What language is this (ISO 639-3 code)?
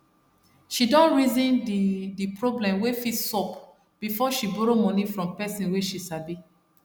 pcm